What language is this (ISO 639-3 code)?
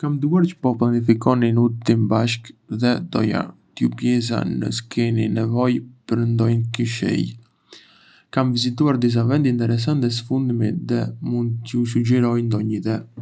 aae